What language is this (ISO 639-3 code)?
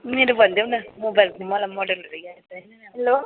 nep